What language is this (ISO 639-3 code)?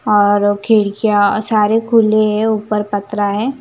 hin